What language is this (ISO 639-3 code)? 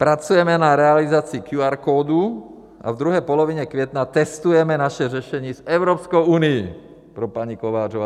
ces